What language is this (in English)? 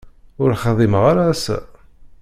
Kabyle